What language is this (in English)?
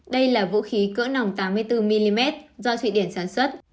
Vietnamese